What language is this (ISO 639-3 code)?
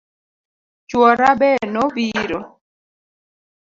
luo